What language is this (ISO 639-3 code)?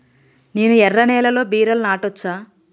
tel